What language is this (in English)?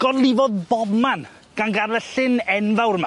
Welsh